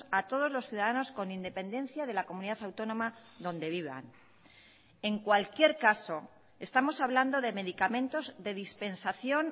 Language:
Spanish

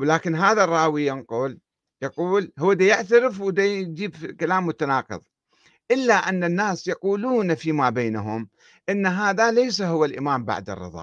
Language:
Arabic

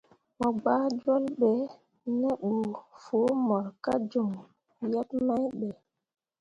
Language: Mundang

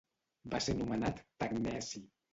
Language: Catalan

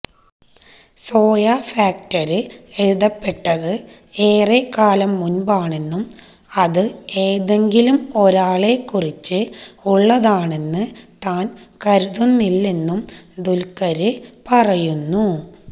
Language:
Malayalam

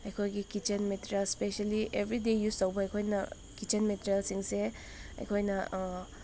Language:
Manipuri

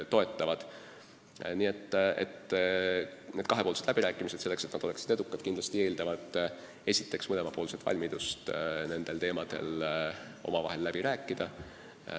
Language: Estonian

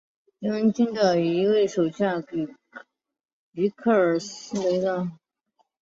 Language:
Chinese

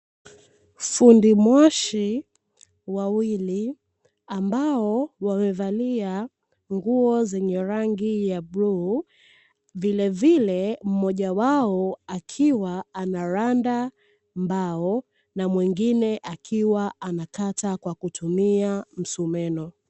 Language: Swahili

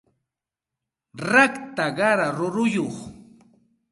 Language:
Santa Ana de Tusi Pasco Quechua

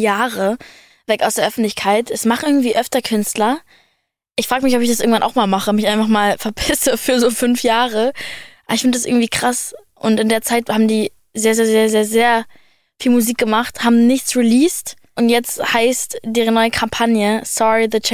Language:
German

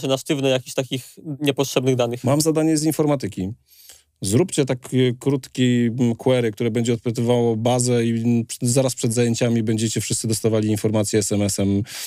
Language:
Polish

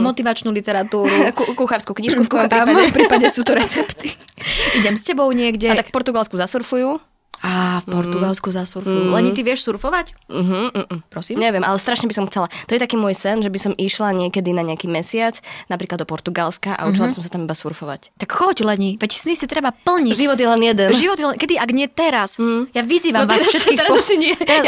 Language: Slovak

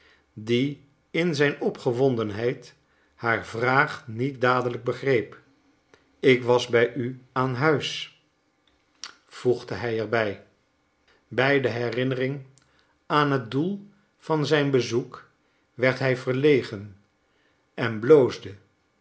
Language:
Dutch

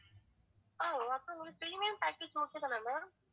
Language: Tamil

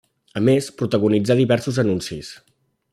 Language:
Catalan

